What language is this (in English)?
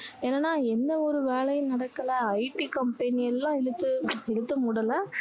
Tamil